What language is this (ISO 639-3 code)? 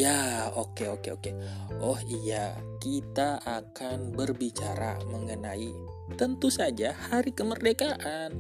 ind